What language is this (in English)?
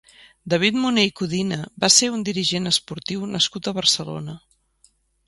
Catalan